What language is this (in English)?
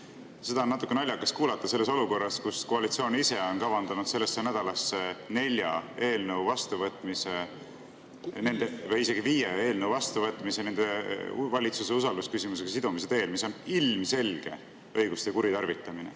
Estonian